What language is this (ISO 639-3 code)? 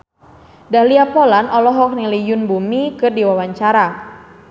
sun